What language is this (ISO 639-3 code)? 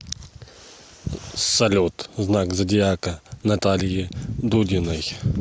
rus